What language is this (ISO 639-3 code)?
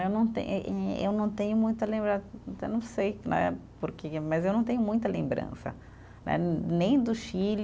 por